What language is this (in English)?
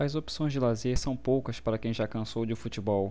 Portuguese